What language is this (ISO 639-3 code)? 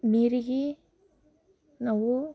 kan